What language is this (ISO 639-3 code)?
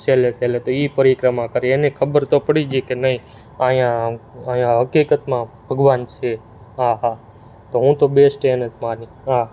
guj